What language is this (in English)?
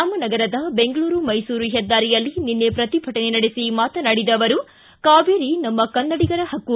Kannada